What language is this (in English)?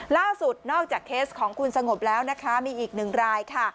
Thai